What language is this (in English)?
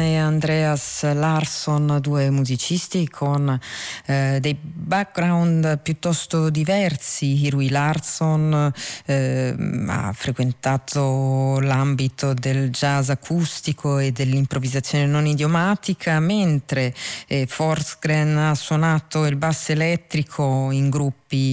Italian